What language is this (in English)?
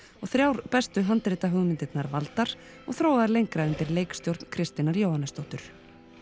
Icelandic